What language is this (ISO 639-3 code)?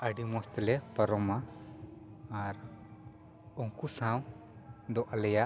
sat